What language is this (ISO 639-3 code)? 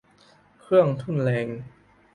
tha